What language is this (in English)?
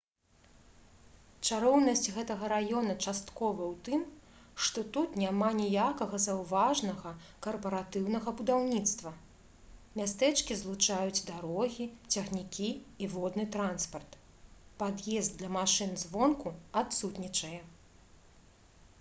Belarusian